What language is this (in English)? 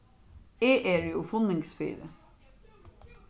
Faroese